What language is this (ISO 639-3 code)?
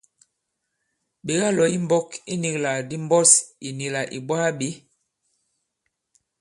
abb